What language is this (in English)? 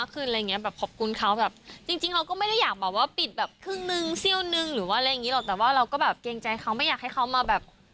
Thai